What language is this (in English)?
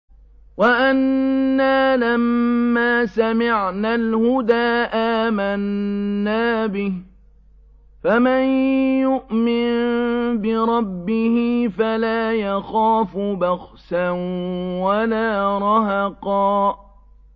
Arabic